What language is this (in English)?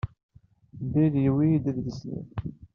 Kabyle